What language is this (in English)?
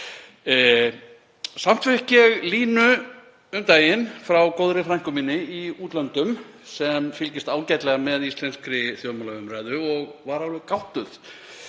Icelandic